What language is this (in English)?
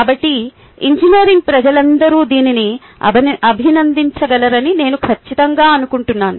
Telugu